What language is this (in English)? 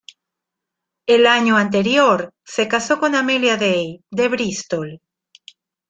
Spanish